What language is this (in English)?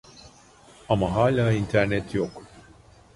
Turkish